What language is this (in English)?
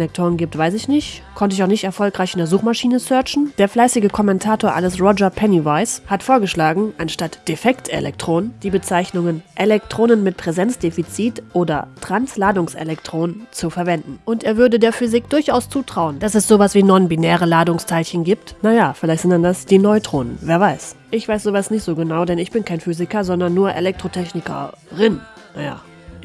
German